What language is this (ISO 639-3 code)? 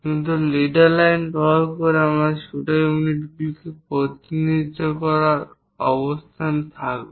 ben